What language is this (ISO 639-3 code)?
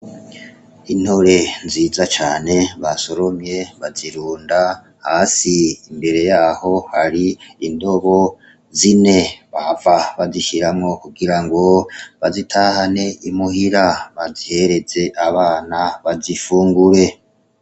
run